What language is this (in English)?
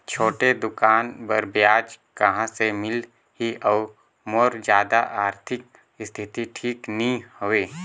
Chhattisgarhi